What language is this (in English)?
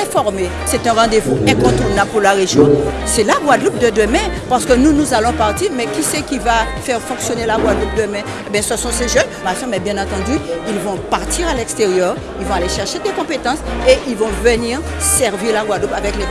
French